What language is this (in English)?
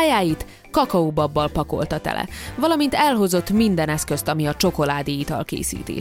Hungarian